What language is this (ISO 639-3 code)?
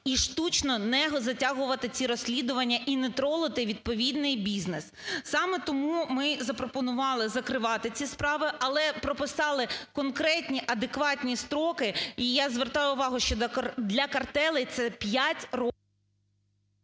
ukr